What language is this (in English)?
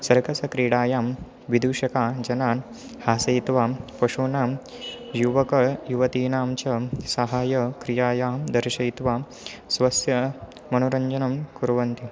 Sanskrit